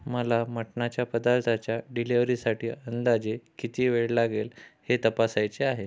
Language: Marathi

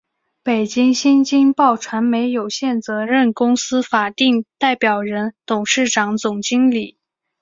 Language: Chinese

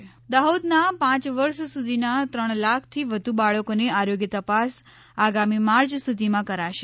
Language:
Gujarati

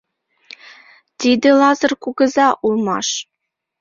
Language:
Mari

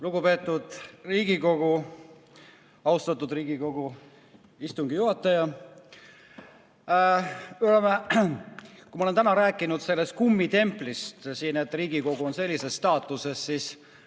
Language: Estonian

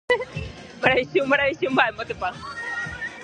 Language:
Guarani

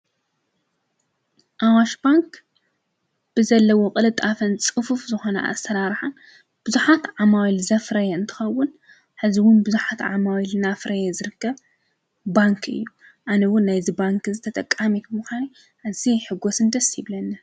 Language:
Tigrinya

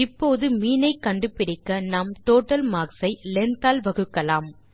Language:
Tamil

